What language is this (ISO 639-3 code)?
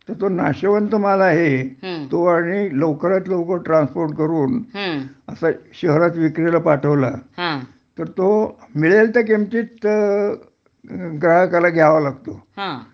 mar